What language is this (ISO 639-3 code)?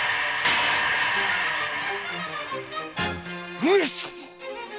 jpn